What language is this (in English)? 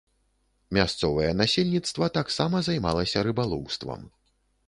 Belarusian